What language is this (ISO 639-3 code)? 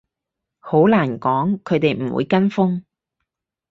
yue